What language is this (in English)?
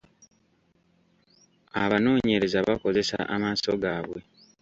Ganda